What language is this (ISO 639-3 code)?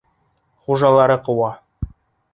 bak